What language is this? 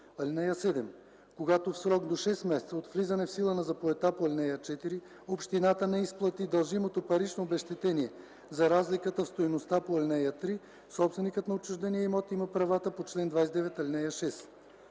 Bulgarian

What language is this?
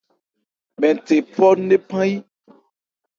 Ebrié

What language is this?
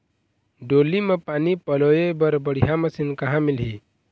Chhattisgarhi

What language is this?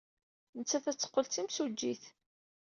Kabyle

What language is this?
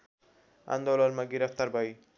Nepali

